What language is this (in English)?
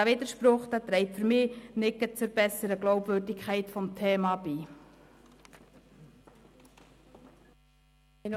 Swiss German